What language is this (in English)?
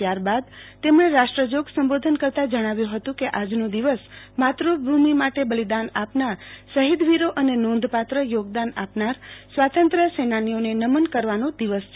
Gujarati